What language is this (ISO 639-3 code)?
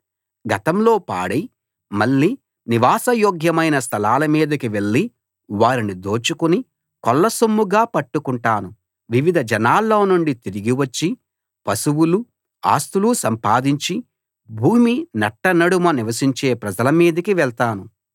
tel